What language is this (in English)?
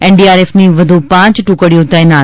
Gujarati